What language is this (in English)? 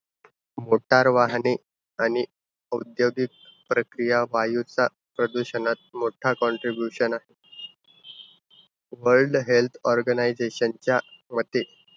Marathi